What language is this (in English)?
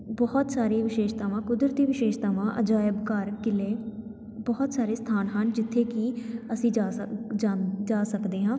Punjabi